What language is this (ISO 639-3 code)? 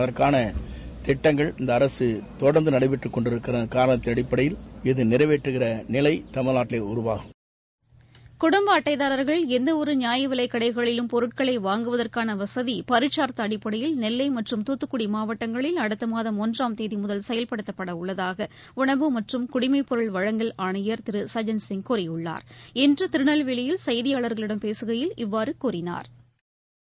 tam